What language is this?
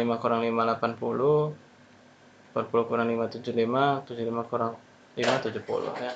Indonesian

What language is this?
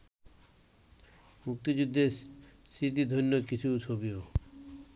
Bangla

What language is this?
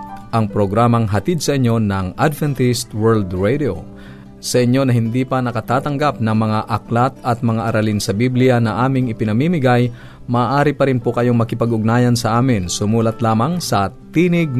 Filipino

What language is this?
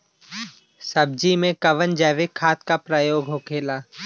Bhojpuri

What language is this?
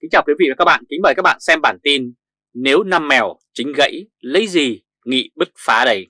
Vietnamese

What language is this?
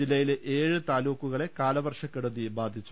Malayalam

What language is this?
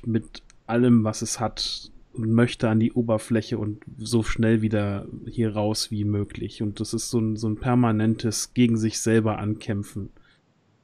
German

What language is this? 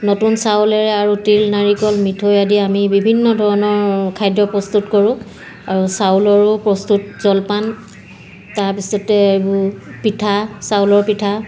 Assamese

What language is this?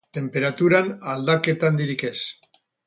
Basque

